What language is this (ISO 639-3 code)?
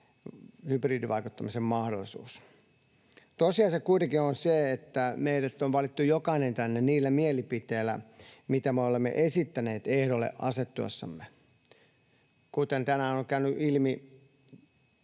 fin